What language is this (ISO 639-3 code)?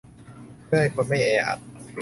tha